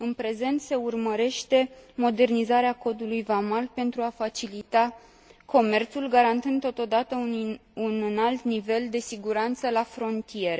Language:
Romanian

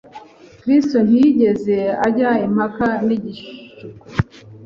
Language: Kinyarwanda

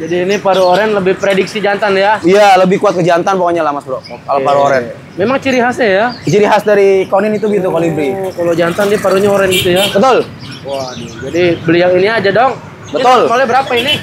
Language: Indonesian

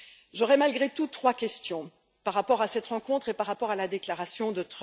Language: French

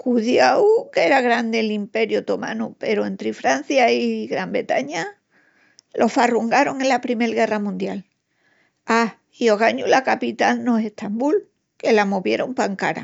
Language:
Extremaduran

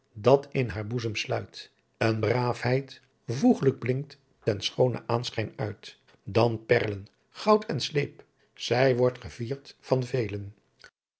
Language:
Dutch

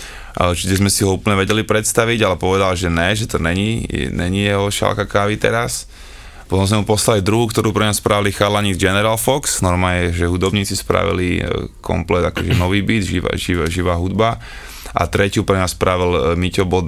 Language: Slovak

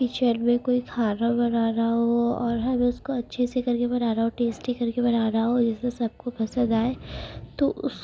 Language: Urdu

